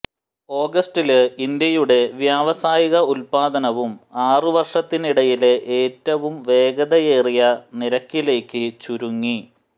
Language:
Malayalam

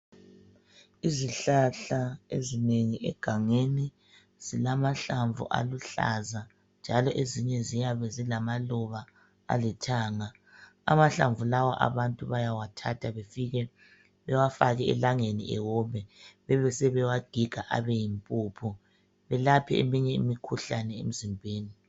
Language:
North Ndebele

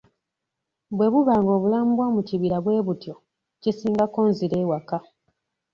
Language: Ganda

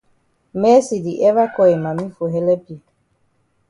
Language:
Cameroon Pidgin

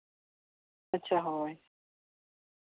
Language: Santali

